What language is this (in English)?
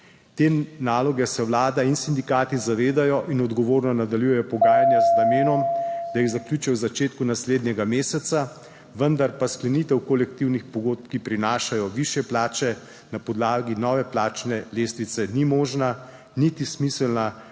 Slovenian